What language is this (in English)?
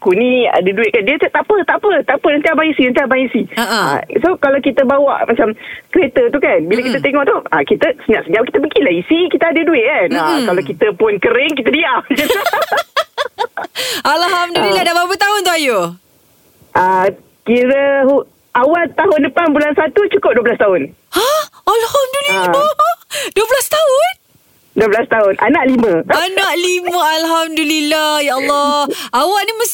Malay